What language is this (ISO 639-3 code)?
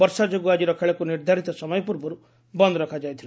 ori